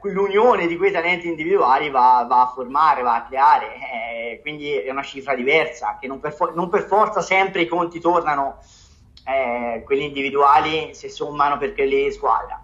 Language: Italian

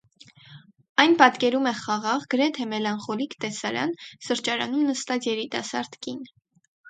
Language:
Armenian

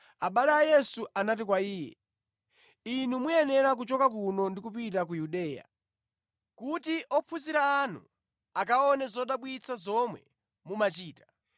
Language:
Nyanja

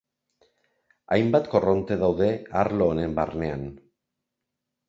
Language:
Basque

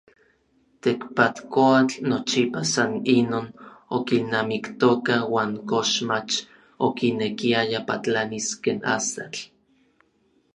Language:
Orizaba Nahuatl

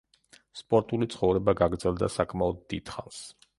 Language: Georgian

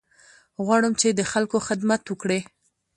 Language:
Pashto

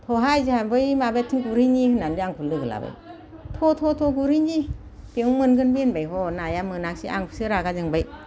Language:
Bodo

